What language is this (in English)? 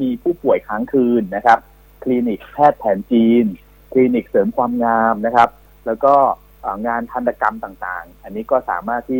Thai